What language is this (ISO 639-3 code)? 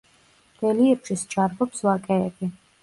kat